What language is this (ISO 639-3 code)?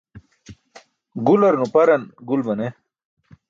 bsk